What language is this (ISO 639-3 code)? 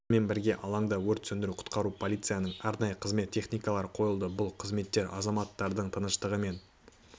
kaz